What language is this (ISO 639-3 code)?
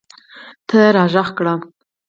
pus